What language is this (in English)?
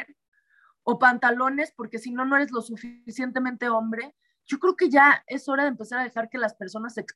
Spanish